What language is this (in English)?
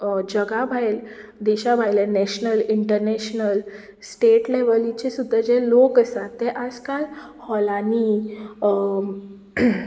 Konkani